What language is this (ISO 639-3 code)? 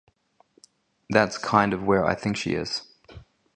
eng